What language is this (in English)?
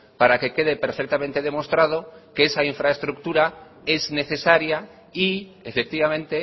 Spanish